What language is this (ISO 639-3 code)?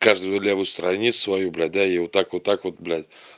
rus